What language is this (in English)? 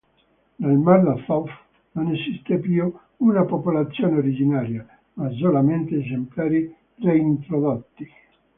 Italian